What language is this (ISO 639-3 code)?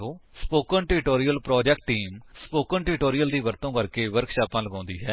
pan